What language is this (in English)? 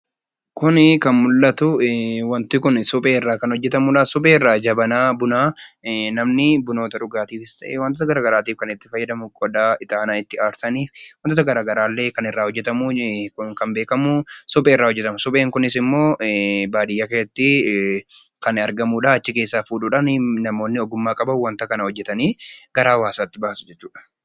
Oromo